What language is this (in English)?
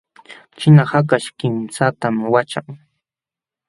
Jauja Wanca Quechua